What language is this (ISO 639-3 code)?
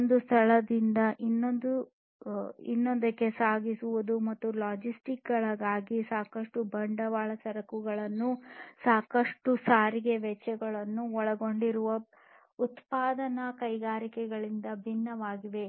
kan